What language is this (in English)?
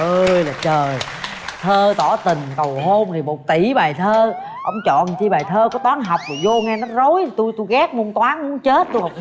Vietnamese